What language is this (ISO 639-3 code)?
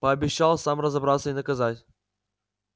rus